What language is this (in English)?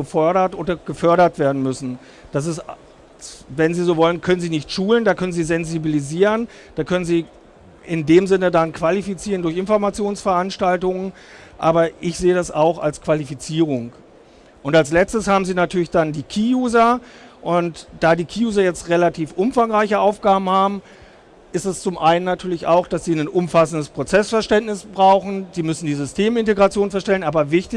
German